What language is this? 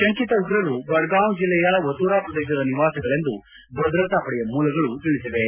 Kannada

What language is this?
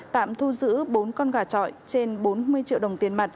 Vietnamese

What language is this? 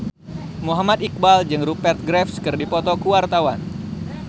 Sundanese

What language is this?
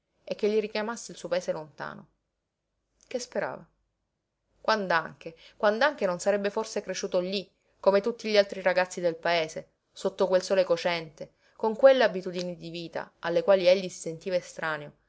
Italian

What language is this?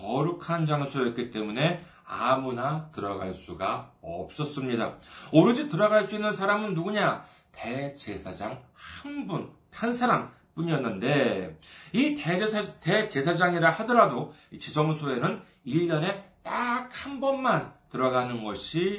Korean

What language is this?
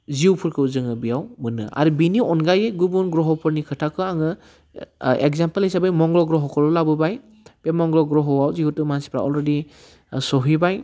Bodo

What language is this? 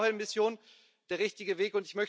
German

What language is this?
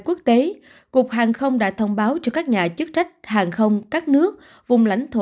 Vietnamese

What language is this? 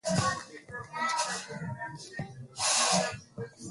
Swahili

